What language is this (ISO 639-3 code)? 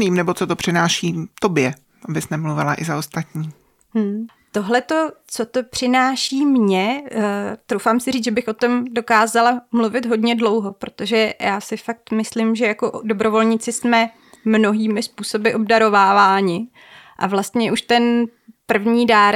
ces